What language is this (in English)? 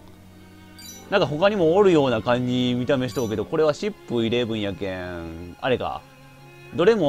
Japanese